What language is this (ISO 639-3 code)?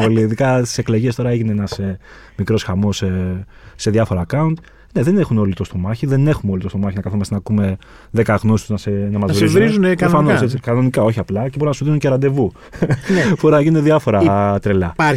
ell